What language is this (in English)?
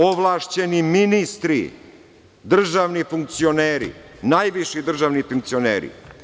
Serbian